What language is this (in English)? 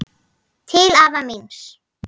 Icelandic